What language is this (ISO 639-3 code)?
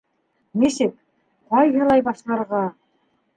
bak